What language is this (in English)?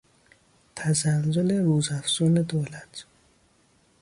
Persian